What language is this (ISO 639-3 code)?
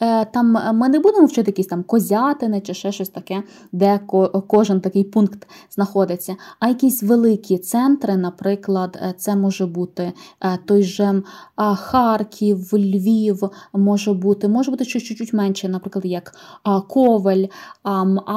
ukr